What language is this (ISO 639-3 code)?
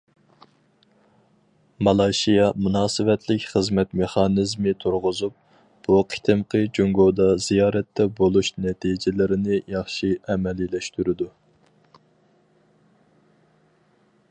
uig